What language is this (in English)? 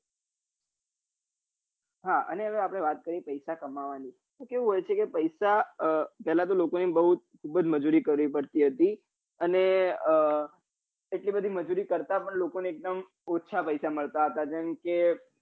Gujarati